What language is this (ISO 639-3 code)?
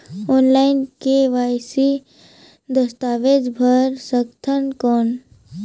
hne